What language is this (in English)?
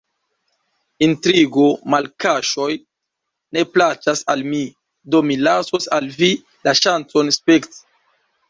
Esperanto